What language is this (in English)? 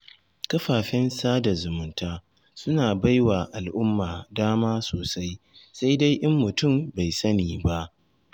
Hausa